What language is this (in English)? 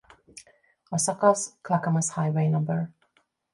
Hungarian